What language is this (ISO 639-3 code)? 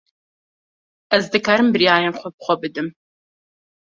kur